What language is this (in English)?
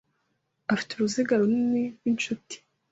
Kinyarwanda